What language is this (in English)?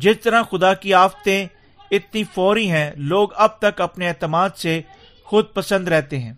Urdu